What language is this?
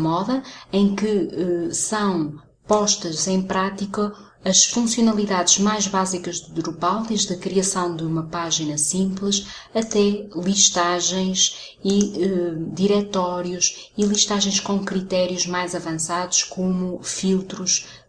Portuguese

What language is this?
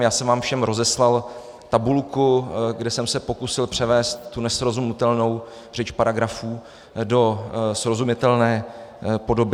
Czech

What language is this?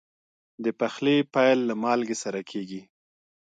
Pashto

